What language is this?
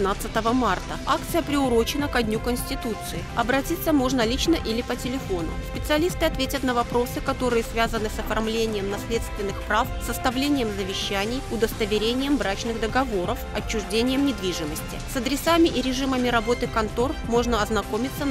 Russian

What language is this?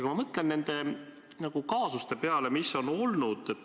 Estonian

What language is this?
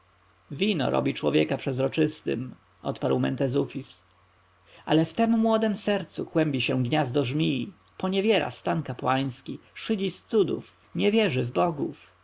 Polish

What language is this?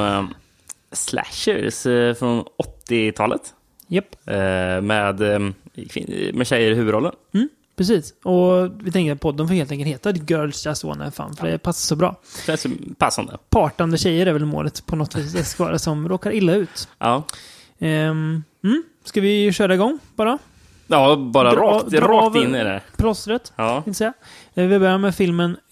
Swedish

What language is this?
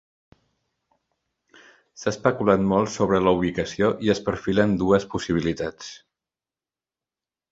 Catalan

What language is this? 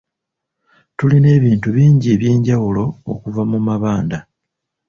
Ganda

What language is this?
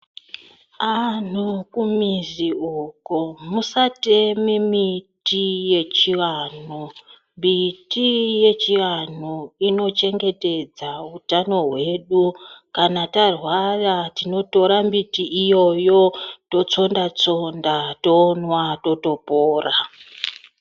Ndau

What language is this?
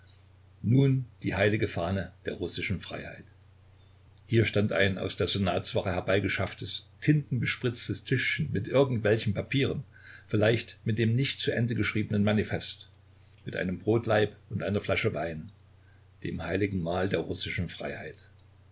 German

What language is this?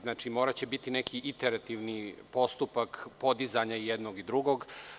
Serbian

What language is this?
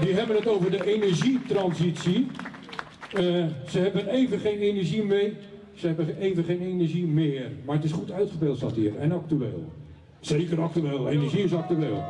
Dutch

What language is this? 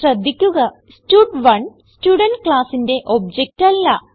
Malayalam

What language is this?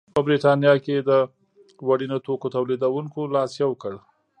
Pashto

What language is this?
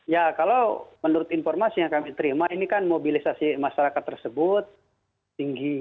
Indonesian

